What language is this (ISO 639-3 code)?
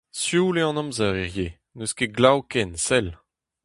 bre